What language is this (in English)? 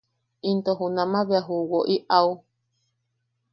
Yaqui